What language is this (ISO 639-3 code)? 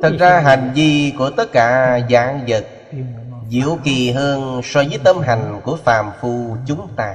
vie